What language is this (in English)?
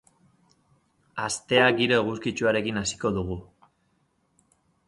Basque